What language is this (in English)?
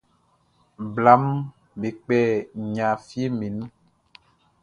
Baoulé